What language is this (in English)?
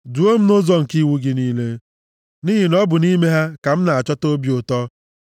Igbo